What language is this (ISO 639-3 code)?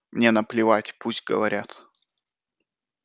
rus